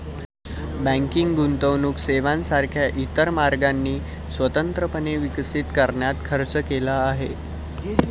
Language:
Marathi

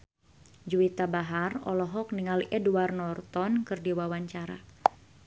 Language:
Sundanese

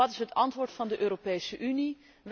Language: Dutch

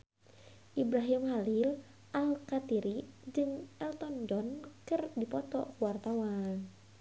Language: Sundanese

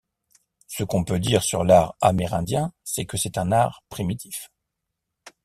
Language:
French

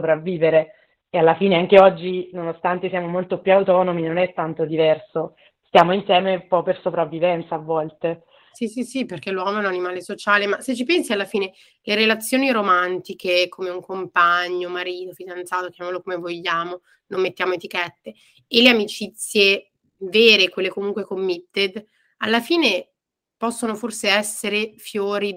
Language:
Italian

